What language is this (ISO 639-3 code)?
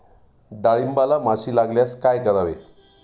mar